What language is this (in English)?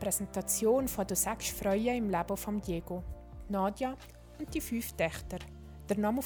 German